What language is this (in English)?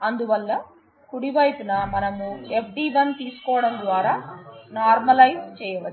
Telugu